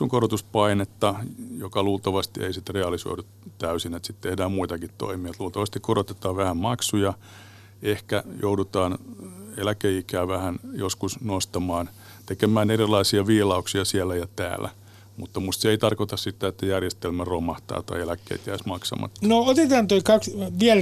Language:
Finnish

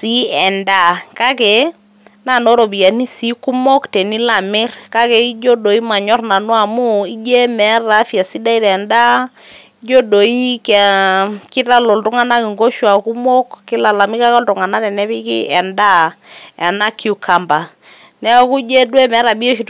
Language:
Masai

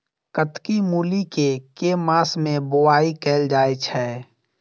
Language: Maithili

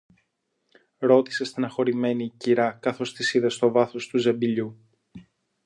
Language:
Greek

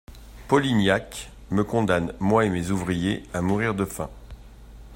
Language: French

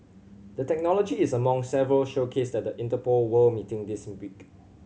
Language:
English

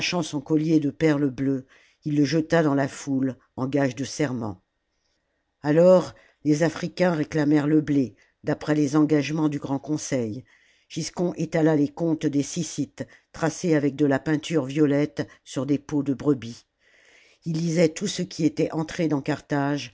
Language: French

